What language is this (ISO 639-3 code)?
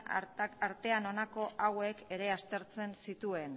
eus